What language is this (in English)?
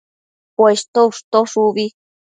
Matsés